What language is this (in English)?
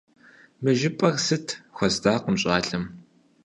Kabardian